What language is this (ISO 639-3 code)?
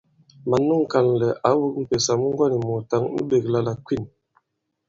abb